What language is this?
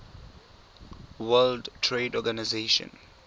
Tswana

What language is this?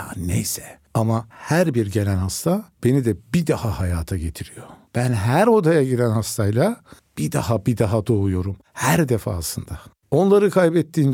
Turkish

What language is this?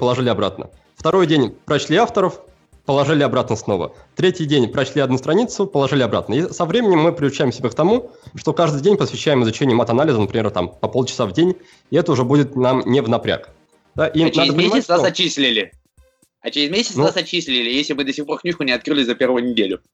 Russian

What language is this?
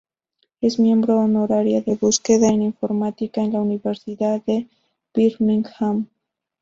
Spanish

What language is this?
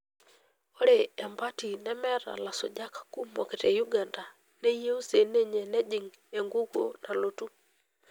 Masai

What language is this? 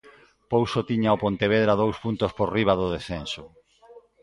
Galician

